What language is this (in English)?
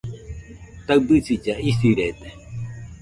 Nüpode Huitoto